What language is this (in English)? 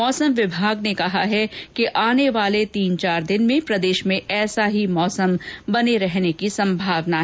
Hindi